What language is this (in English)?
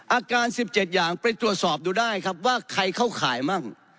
Thai